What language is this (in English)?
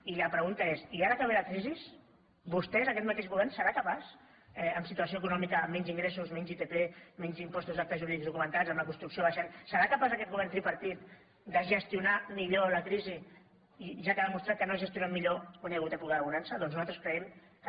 Catalan